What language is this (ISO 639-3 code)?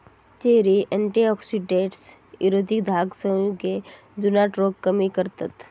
mar